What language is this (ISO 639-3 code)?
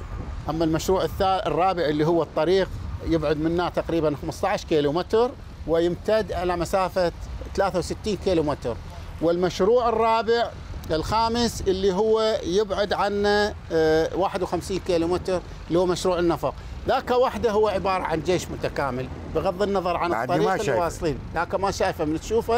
ara